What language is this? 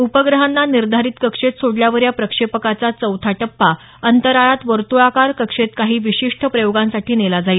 Marathi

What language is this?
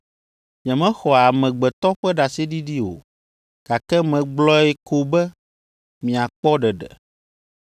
Ewe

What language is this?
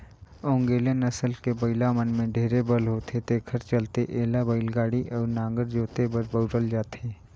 Chhattisgarhi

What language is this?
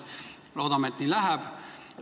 Estonian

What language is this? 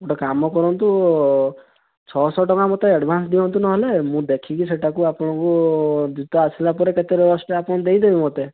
Odia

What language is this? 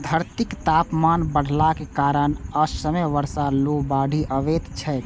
Maithili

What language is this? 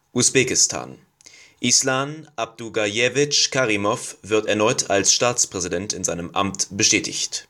German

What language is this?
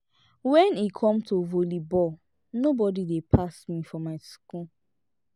Nigerian Pidgin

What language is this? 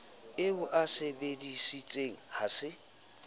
Southern Sotho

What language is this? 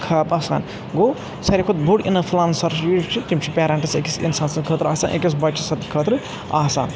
Kashmiri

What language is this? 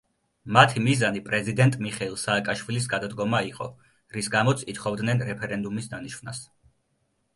Georgian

